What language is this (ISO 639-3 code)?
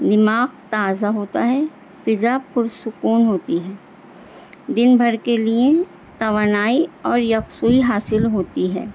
urd